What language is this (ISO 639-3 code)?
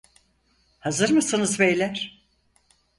tur